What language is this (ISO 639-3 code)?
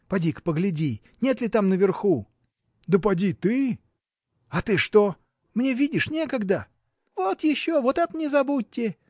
rus